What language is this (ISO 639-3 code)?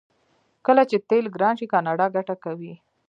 pus